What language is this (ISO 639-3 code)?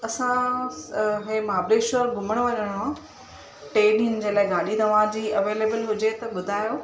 snd